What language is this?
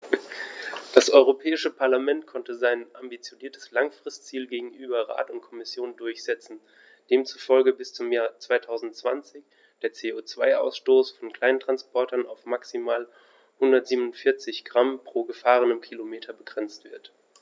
German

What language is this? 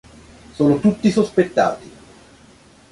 Italian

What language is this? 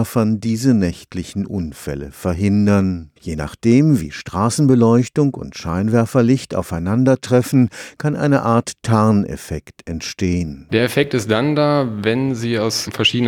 German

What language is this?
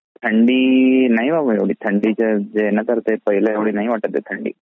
Marathi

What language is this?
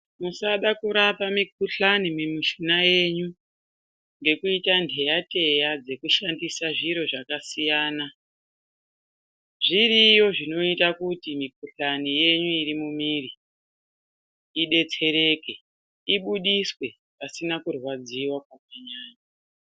Ndau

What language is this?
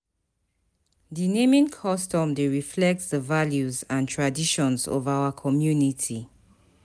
Nigerian Pidgin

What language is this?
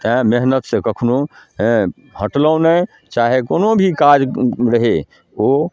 Maithili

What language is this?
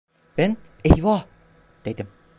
Turkish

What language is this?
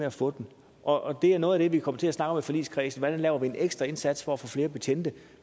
Danish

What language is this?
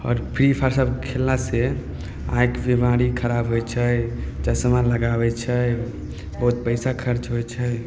Maithili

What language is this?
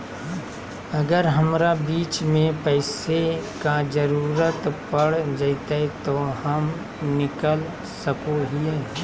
Magahi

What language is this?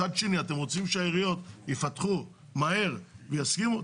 Hebrew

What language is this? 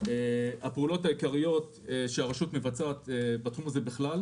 Hebrew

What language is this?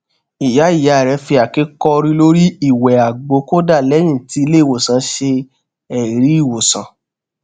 Yoruba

